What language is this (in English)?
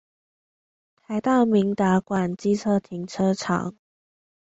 Chinese